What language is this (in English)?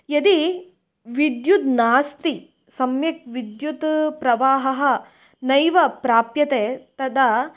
Sanskrit